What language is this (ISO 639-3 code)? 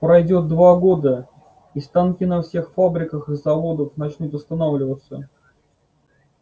rus